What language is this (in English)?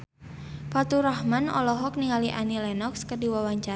Sundanese